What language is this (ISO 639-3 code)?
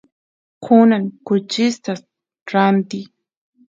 qus